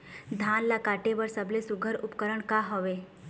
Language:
Chhattisgarhi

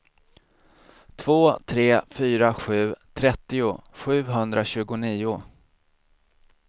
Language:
Swedish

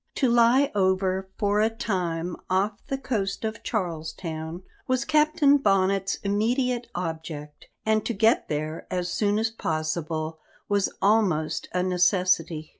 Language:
English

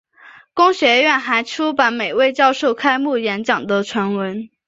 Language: Chinese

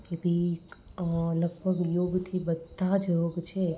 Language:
Gujarati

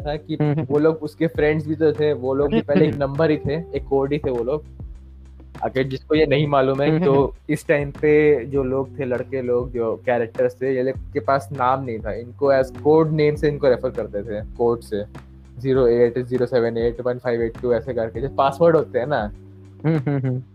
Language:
Hindi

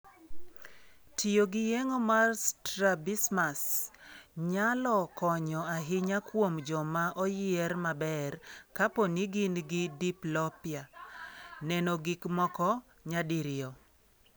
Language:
Luo (Kenya and Tanzania)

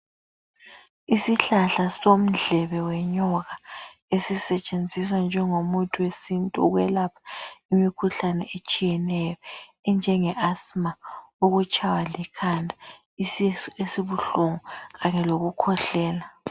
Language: North Ndebele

